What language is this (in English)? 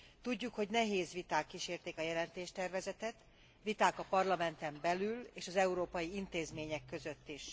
Hungarian